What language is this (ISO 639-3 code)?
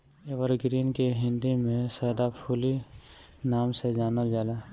bho